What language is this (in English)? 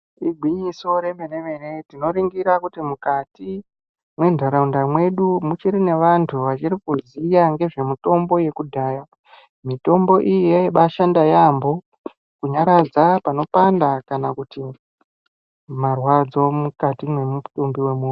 Ndau